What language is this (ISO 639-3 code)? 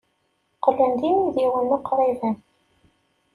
kab